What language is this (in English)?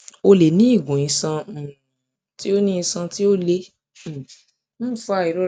Yoruba